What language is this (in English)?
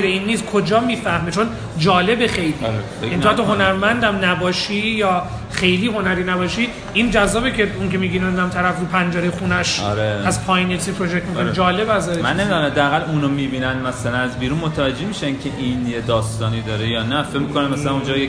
Persian